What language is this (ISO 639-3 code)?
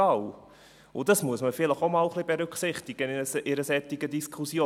gsw